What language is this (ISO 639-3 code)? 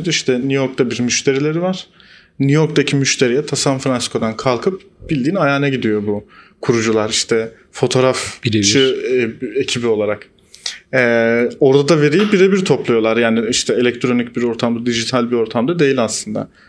tur